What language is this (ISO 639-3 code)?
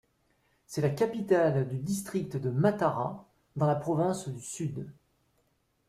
fra